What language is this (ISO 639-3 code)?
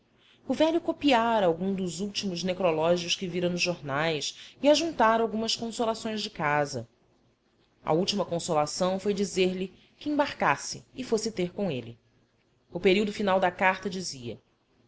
por